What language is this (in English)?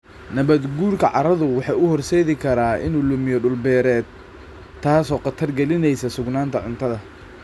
Somali